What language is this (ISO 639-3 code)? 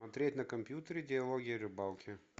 rus